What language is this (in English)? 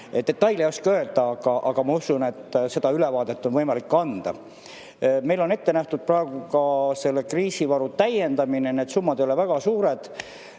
Estonian